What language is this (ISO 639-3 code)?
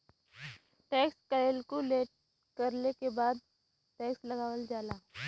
bho